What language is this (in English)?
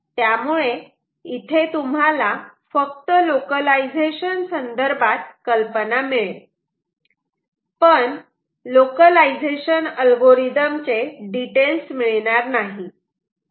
Marathi